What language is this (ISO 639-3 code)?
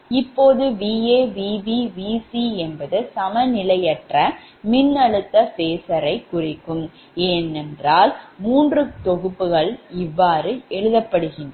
tam